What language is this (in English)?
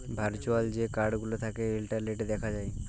Bangla